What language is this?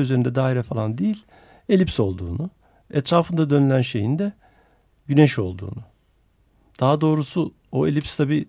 Turkish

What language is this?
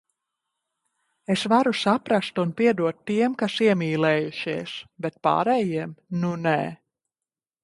Latvian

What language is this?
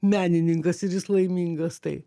Lithuanian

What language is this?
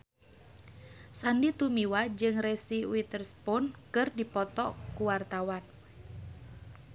Sundanese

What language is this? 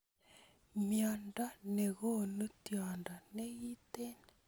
Kalenjin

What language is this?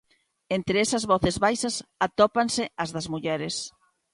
Galician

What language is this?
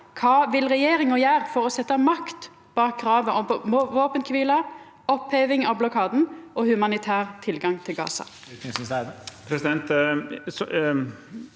Norwegian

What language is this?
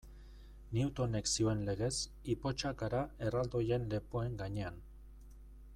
Basque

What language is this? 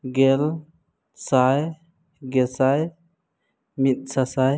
Santali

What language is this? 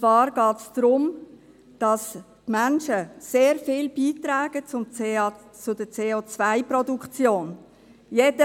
Swiss German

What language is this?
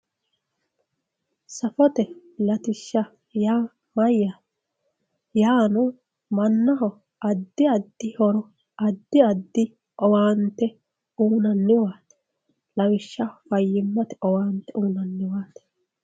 Sidamo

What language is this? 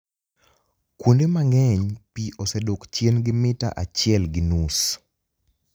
Luo (Kenya and Tanzania)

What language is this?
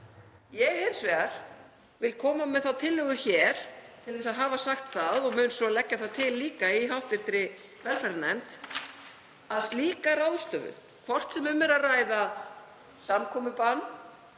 Icelandic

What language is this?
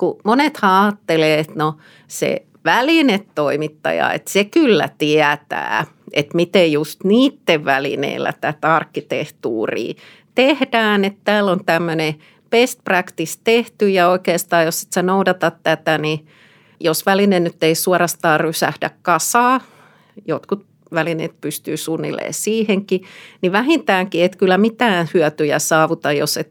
Finnish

